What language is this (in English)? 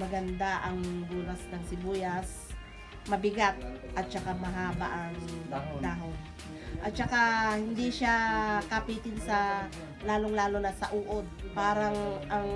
Filipino